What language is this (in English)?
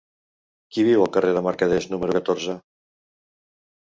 Catalan